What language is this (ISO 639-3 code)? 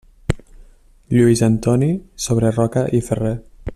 cat